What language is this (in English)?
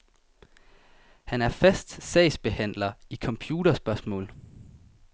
Danish